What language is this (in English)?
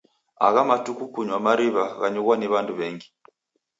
Taita